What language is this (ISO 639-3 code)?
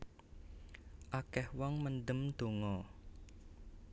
jav